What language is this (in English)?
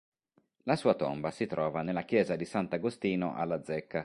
Italian